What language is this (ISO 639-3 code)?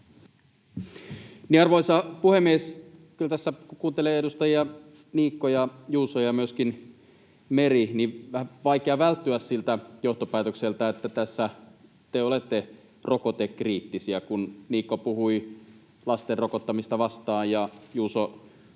fin